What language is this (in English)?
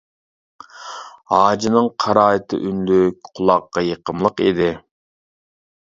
Uyghur